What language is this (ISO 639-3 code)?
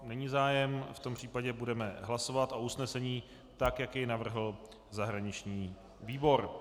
ces